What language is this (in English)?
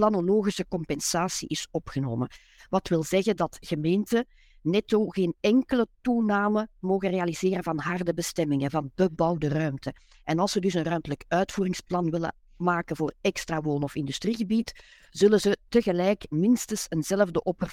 Dutch